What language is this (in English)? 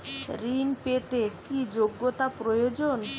Bangla